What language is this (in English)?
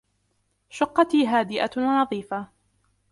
Arabic